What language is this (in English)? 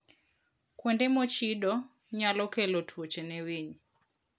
Luo (Kenya and Tanzania)